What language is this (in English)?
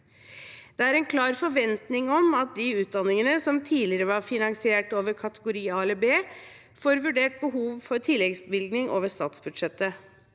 Norwegian